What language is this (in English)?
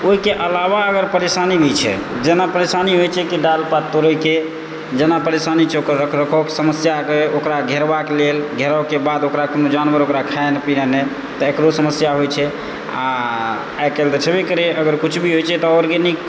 Maithili